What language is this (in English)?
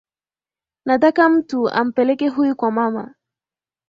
Swahili